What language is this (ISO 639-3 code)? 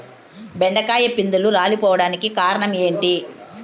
tel